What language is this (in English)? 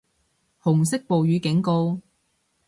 Cantonese